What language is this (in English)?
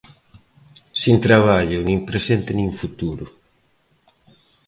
Galician